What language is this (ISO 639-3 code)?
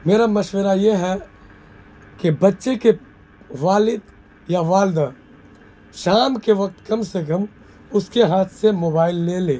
urd